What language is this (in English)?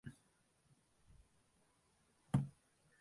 Tamil